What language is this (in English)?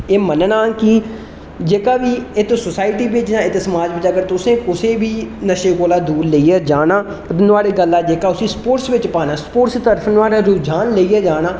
Dogri